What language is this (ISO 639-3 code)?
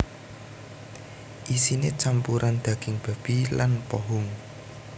jav